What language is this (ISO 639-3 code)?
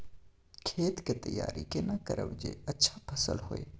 mai